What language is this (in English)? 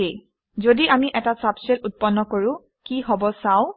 Assamese